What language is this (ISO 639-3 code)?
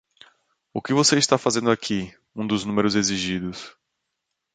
por